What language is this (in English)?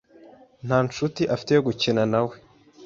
Kinyarwanda